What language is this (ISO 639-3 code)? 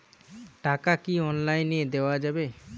ben